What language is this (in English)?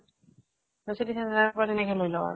Assamese